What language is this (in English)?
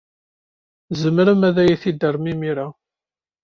Kabyle